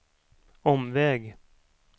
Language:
Swedish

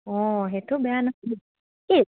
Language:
Assamese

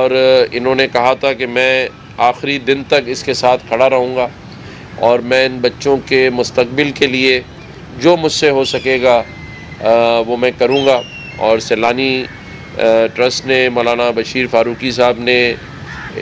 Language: Hindi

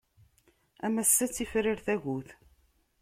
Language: Kabyle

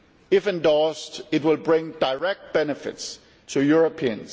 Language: English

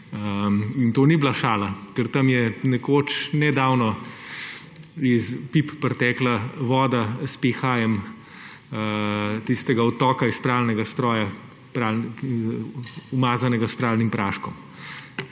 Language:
Slovenian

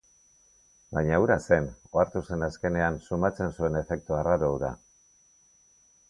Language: Basque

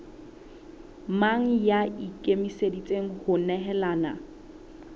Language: Southern Sotho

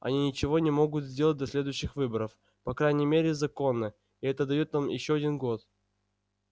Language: Russian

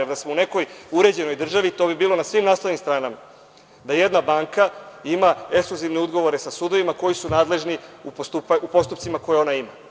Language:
Serbian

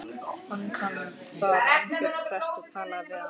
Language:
Icelandic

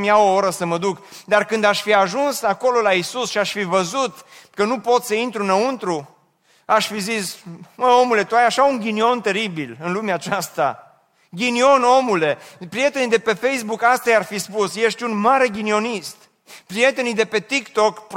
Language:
Romanian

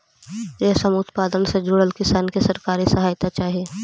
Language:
Magahi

